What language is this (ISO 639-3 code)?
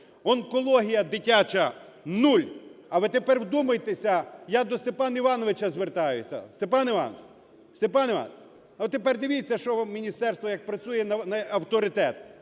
ukr